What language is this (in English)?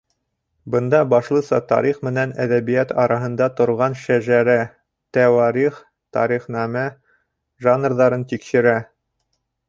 Bashkir